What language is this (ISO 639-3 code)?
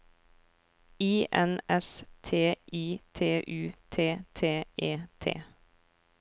nor